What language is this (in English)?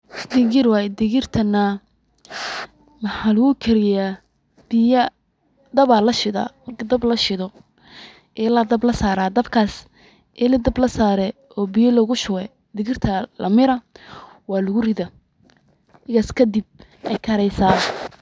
Somali